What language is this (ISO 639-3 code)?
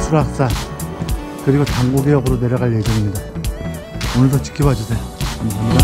kor